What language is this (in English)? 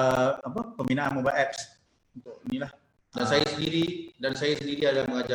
Malay